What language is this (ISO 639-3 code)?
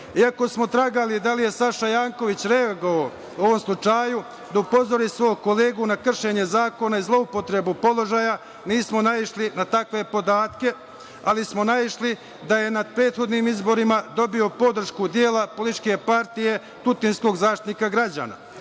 srp